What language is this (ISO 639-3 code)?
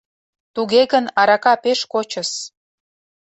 chm